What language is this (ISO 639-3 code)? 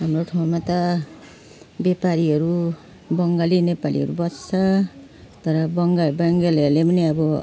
nep